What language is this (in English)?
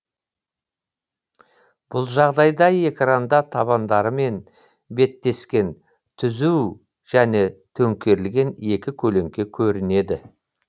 Kazakh